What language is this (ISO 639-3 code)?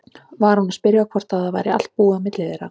isl